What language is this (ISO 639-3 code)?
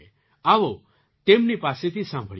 guj